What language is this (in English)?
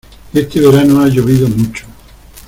Spanish